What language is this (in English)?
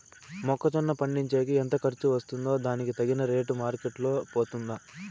Telugu